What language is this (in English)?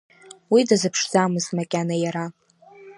Abkhazian